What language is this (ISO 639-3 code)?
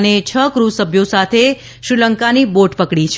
guj